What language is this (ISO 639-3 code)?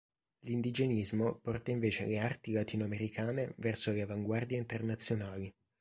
ita